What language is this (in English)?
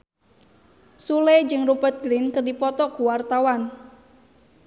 Sundanese